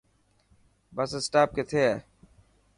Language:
Dhatki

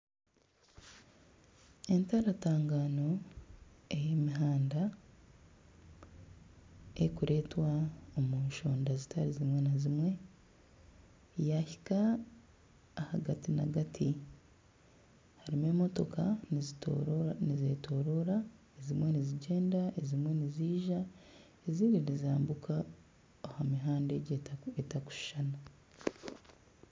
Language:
Nyankole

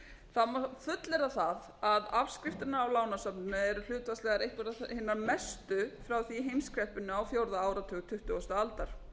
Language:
Icelandic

